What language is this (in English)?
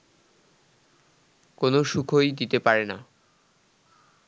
Bangla